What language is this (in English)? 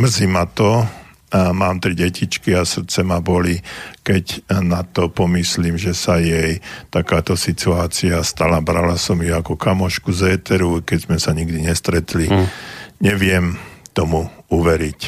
Slovak